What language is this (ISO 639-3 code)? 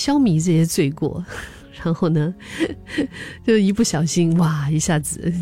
zho